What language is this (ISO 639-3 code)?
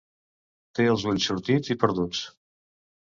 cat